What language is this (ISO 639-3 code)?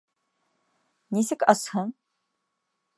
bak